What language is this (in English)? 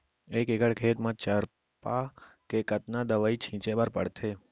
Chhattisgarhi